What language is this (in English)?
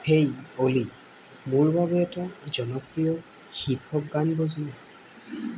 Assamese